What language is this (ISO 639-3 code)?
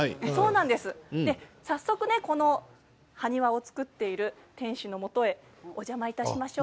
jpn